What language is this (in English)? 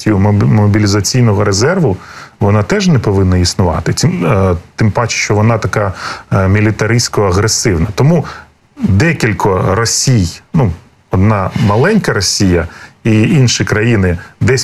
Ukrainian